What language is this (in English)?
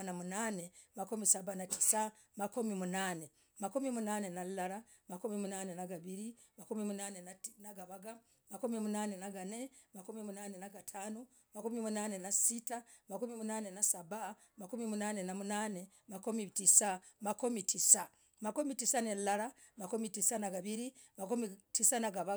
Logooli